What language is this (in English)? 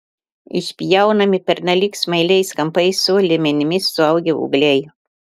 Lithuanian